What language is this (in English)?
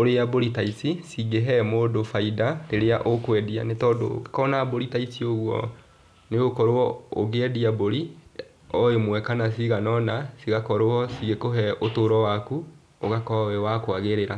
Kikuyu